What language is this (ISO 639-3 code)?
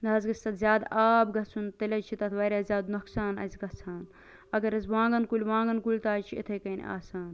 kas